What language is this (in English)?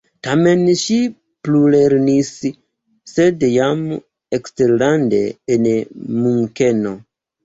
Esperanto